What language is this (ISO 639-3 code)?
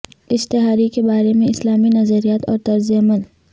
urd